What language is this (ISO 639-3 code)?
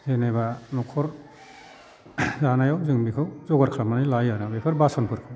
brx